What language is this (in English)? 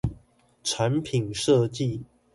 Chinese